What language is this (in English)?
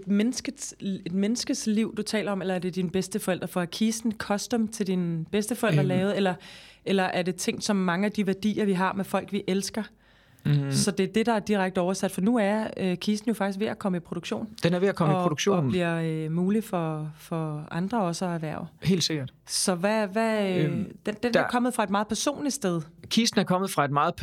Danish